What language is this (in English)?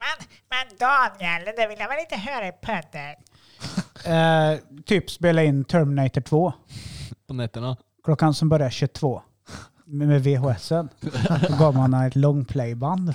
Swedish